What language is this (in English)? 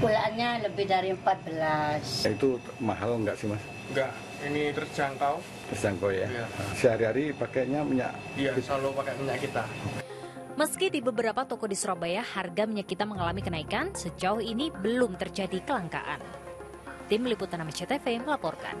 Indonesian